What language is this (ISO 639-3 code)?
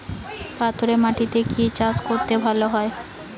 ben